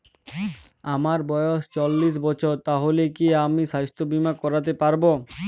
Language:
Bangla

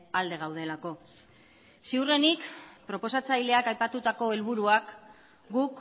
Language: Basque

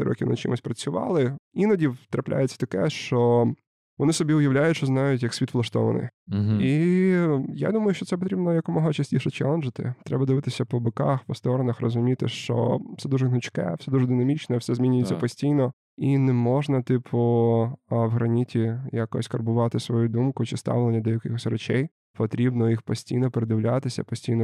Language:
Ukrainian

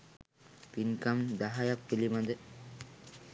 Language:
Sinhala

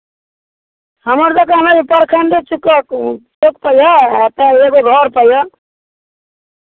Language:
Maithili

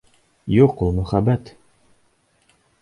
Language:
Bashkir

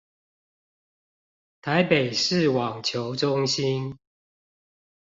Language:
Chinese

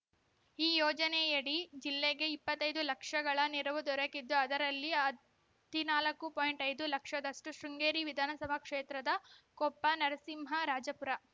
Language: Kannada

